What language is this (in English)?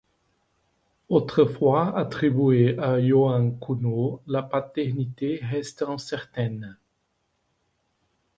French